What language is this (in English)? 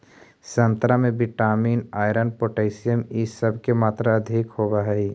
Magahi